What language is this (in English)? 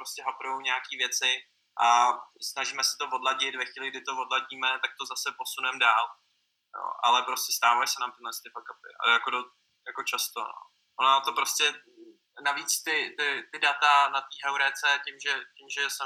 Czech